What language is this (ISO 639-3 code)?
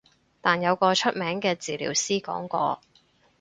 yue